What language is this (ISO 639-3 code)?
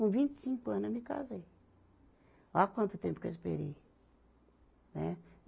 por